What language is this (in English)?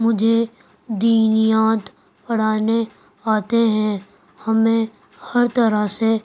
Urdu